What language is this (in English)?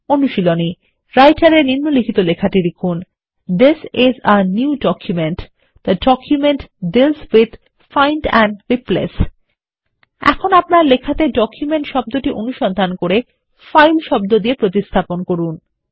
Bangla